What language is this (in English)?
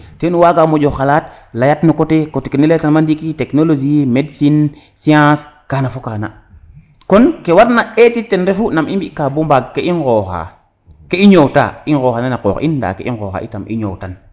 Serer